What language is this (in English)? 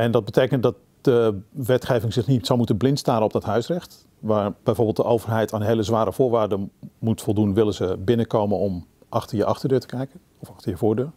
Dutch